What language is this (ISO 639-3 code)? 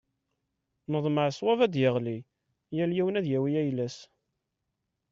kab